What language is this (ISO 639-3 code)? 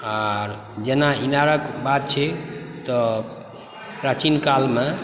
mai